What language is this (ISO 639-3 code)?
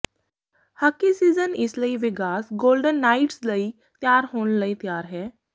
pan